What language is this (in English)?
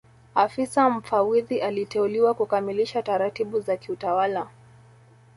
Swahili